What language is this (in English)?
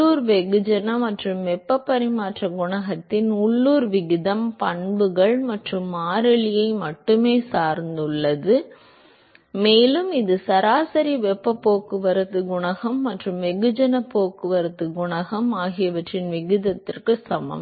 Tamil